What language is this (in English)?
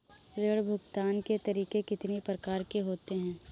Hindi